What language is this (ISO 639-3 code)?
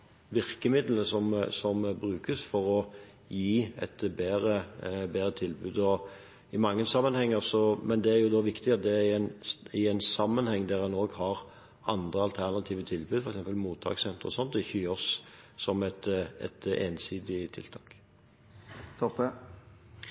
nob